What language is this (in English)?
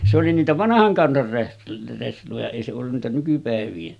Finnish